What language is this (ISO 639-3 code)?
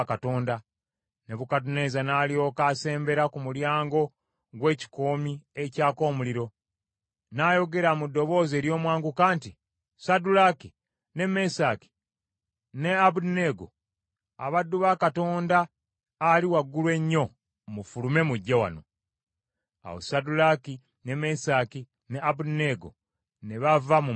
lug